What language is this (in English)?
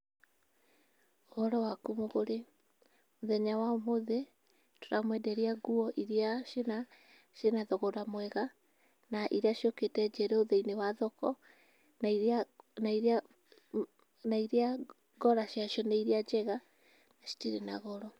Kikuyu